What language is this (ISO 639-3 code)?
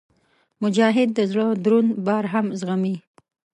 pus